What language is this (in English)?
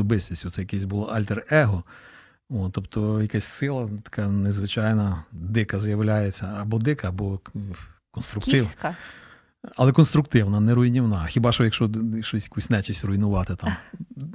Ukrainian